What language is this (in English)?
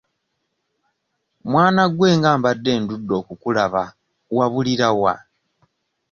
Ganda